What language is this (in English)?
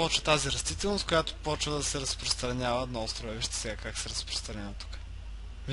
Bulgarian